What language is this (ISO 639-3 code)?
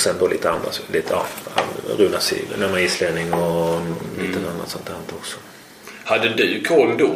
swe